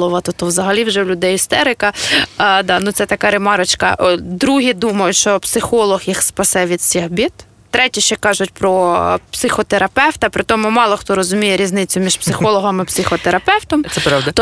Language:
Ukrainian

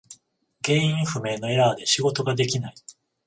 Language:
Japanese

